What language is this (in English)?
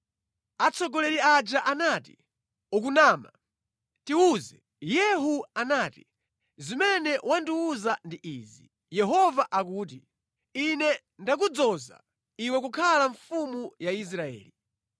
Nyanja